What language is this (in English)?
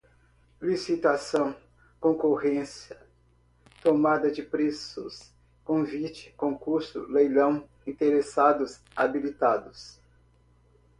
Portuguese